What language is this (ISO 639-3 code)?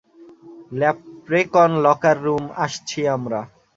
ben